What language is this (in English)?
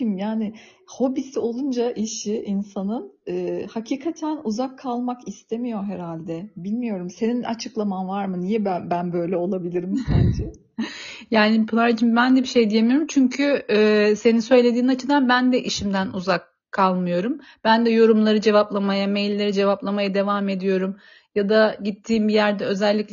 Turkish